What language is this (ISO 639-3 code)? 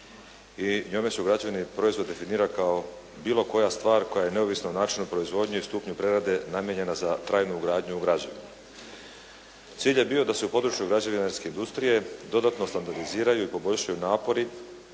hrv